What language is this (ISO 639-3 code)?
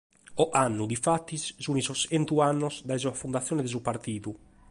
srd